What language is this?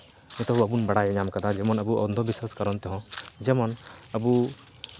Santali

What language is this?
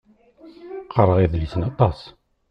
Kabyle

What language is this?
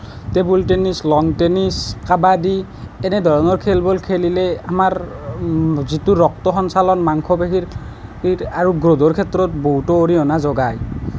Assamese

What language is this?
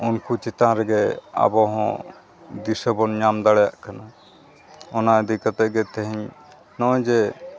Santali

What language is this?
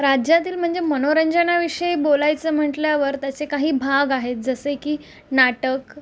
Marathi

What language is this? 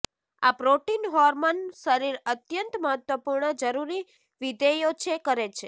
Gujarati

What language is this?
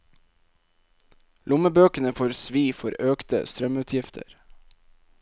Norwegian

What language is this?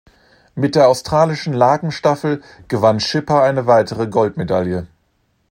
German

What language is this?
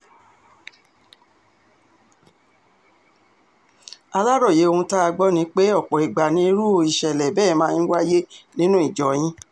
Yoruba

